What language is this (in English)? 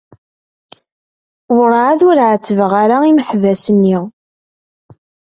Kabyle